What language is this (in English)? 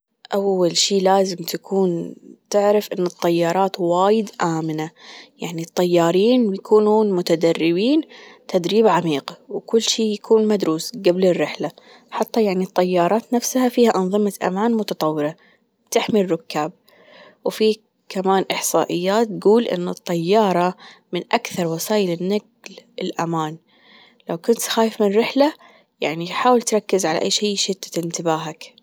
Gulf Arabic